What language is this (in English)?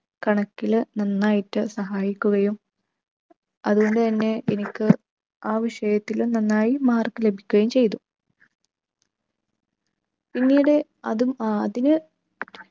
Malayalam